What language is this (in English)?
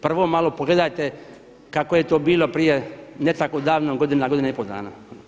Croatian